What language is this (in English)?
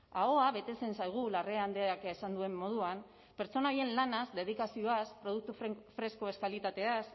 Basque